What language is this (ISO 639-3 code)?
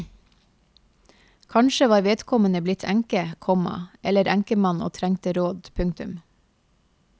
nor